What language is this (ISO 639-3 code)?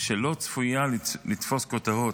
heb